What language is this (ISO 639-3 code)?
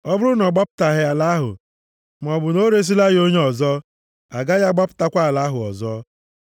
ibo